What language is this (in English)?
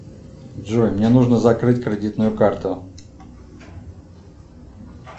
Russian